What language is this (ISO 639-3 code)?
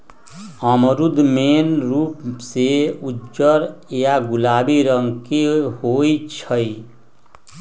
mag